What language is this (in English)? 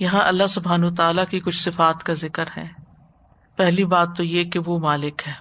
Urdu